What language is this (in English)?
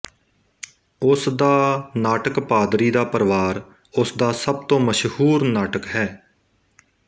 Punjabi